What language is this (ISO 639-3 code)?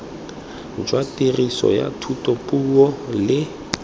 tsn